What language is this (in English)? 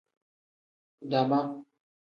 Tem